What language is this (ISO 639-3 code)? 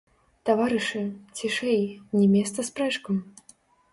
bel